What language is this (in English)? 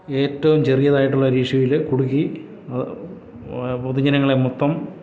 Malayalam